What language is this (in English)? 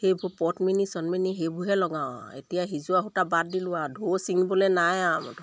Assamese